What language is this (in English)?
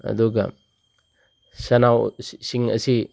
Manipuri